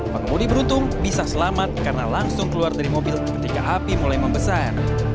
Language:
Indonesian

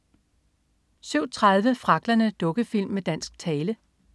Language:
Danish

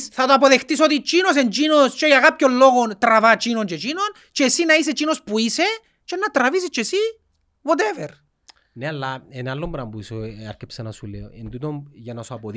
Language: Greek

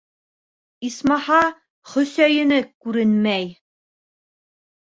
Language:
Bashkir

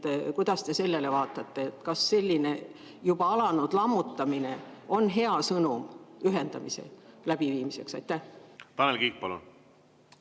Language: Estonian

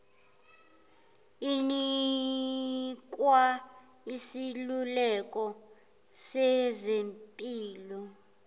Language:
Zulu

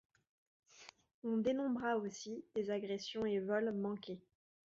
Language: French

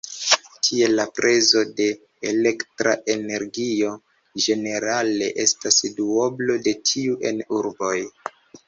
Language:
Esperanto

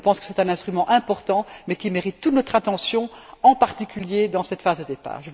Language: French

